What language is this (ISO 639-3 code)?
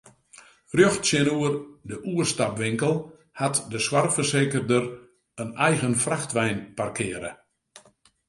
fry